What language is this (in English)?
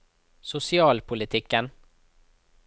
Norwegian